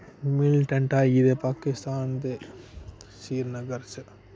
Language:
Dogri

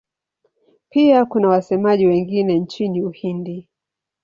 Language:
Swahili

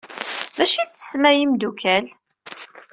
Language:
Kabyle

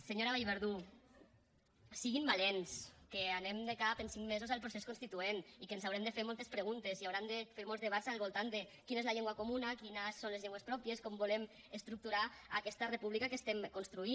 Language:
Catalan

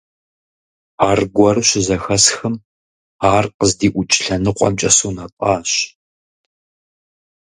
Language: Kabardian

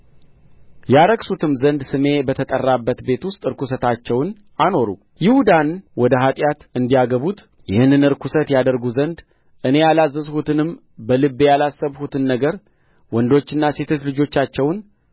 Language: Amharic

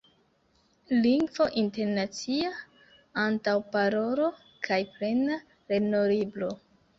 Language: Esperanto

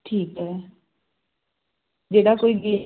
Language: Punjabi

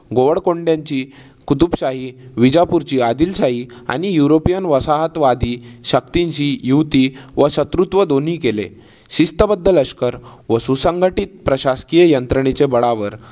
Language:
Marathi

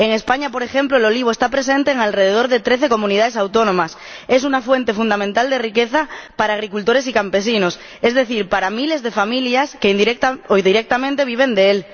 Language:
Spanish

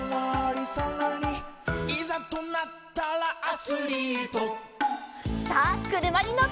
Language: Japanese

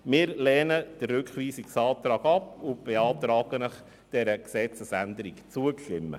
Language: Swiss German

